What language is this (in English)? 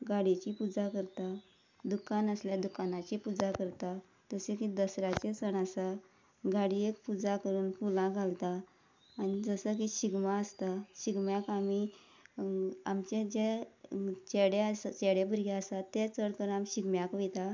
Konkani